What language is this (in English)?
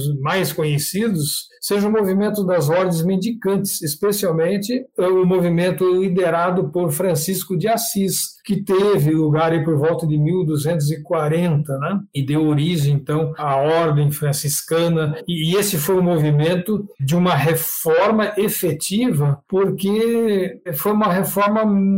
Portuguese